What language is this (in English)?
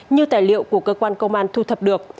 Vietnamese